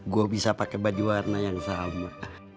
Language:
Indonesian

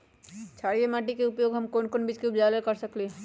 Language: Magahi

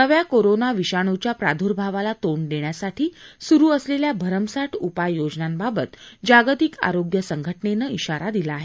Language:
Marathi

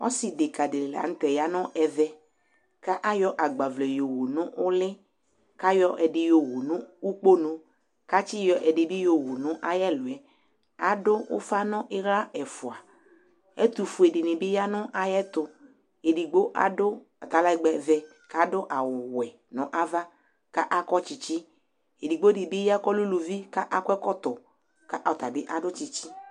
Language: Ikposo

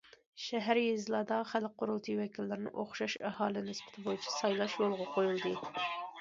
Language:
Uyghur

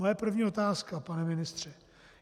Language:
Czech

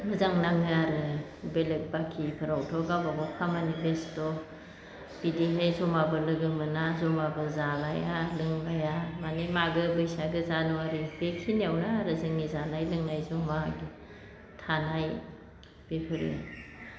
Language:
Bodo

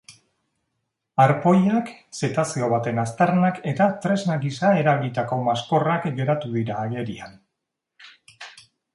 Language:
Basque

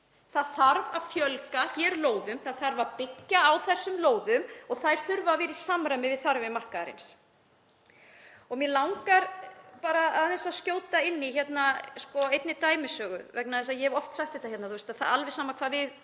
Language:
Icelandic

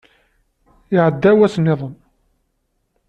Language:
Kabyle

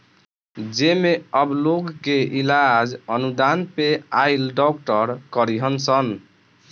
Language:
Bhojpuri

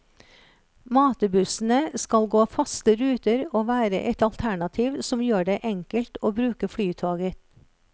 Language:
Norwegian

